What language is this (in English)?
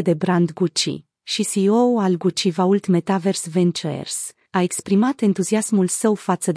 Romanian